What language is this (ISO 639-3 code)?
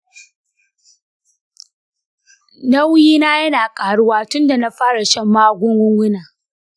hau